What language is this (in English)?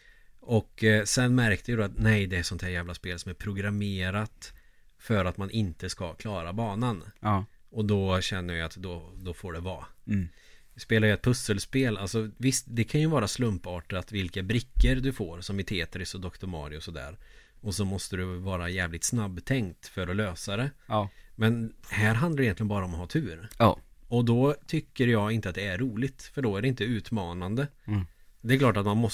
Swedish